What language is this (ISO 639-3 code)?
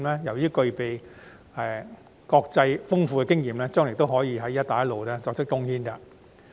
yue